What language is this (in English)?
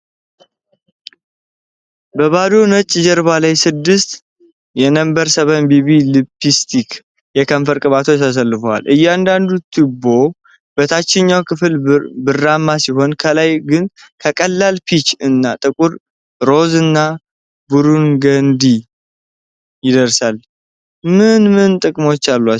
Amharic